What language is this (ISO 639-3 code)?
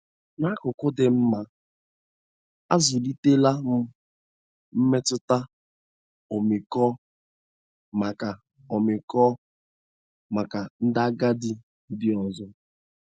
ibo